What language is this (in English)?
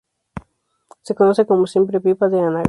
Spanish